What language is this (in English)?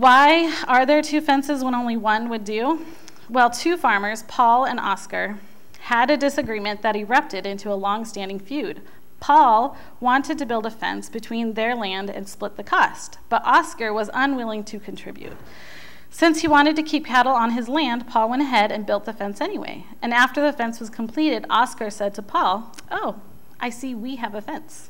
English